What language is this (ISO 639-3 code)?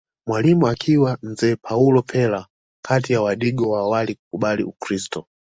swa